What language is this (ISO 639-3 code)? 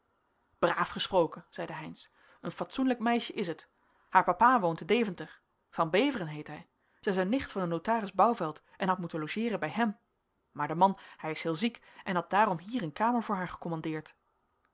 nld